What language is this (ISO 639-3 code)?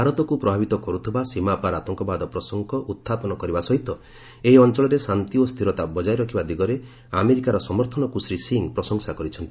ori